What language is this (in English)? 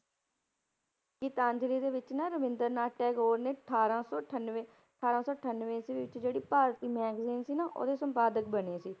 Punjabi